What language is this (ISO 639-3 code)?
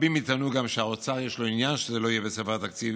heb